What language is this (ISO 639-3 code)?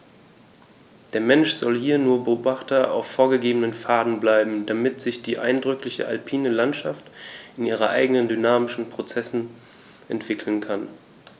deu